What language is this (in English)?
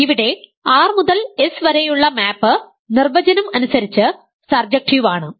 Malayalam